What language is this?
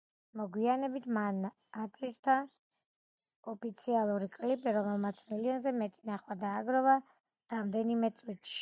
Georgian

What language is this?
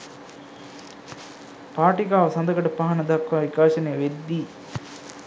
Sinhala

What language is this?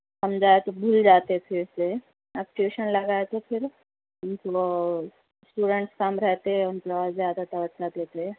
Urdu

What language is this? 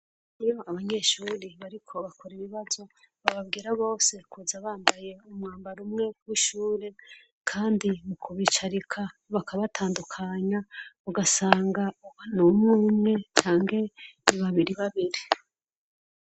Rundi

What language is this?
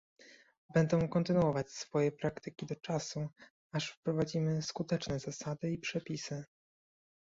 Polish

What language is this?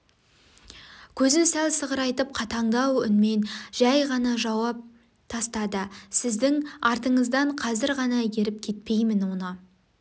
Kazakh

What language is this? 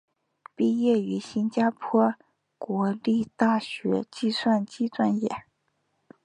Chinese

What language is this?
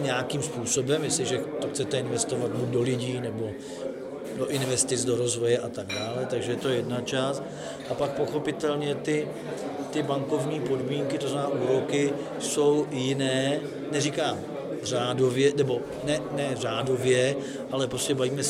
Czech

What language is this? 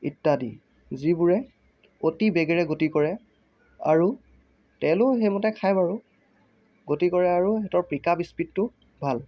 Assamese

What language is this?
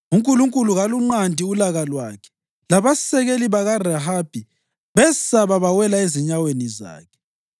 North Ndebele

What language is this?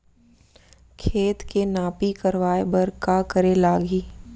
Chhattisgarhi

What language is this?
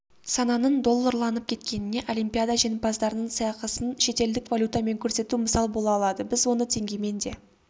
Kazakh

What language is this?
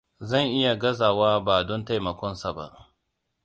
Hausa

